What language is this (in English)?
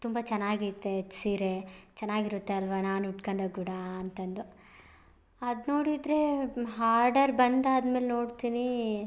Kannada